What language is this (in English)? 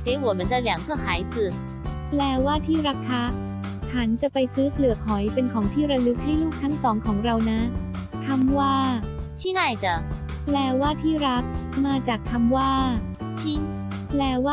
Thai